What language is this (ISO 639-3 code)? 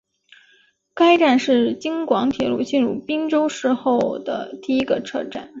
zho